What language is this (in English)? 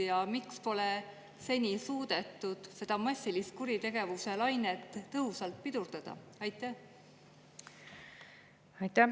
Estonian